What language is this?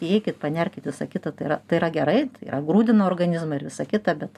Lithuanian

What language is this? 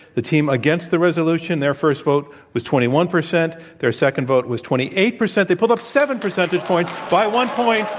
English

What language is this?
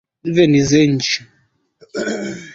Swahili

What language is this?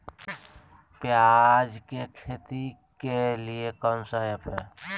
Magahi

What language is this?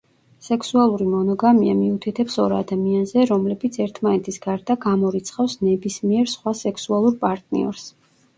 Georgian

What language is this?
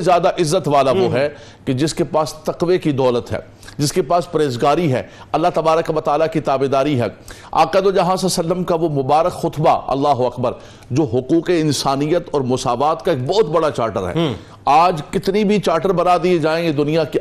Urdu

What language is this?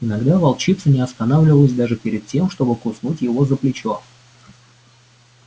Russian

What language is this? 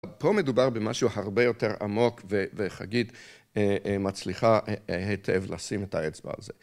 Hebrew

